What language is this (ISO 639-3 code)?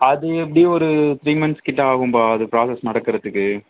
tam